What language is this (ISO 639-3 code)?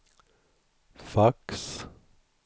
swe